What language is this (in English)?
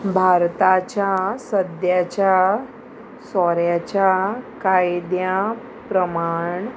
Konkani